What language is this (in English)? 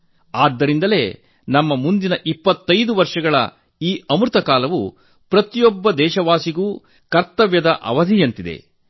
Kannada